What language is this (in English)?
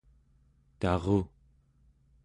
Central Yupik